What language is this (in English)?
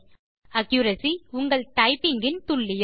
Tamil